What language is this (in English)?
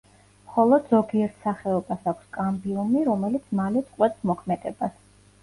Georgian